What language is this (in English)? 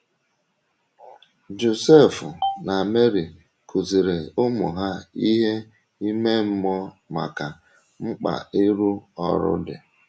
Igbo